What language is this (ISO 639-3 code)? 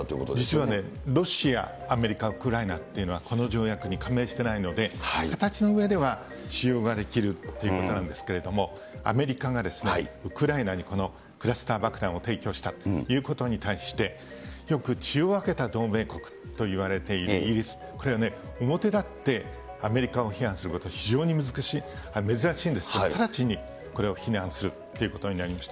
jpn